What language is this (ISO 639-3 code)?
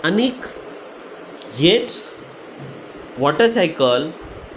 kok